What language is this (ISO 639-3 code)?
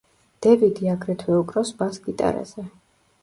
kat